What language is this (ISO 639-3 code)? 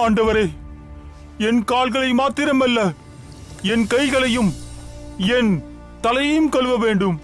tam